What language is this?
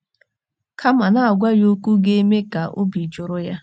Igbo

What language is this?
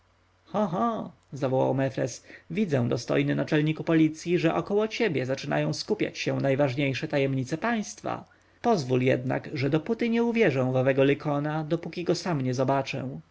Polish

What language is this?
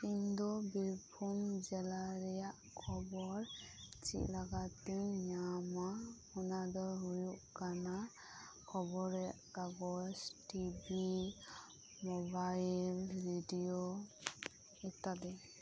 Santali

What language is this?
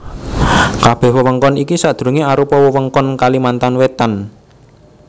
Javanese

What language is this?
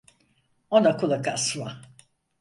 Turkish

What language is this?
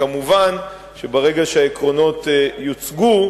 Hebrew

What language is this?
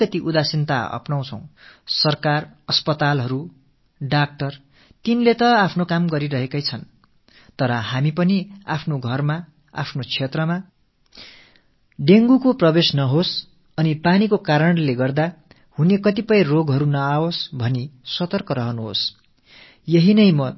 Tamil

